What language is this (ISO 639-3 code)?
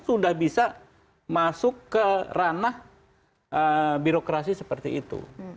ind